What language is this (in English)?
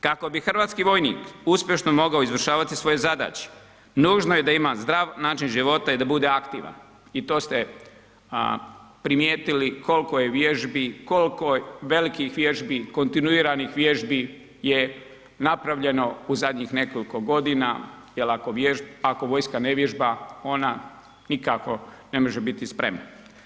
Croatian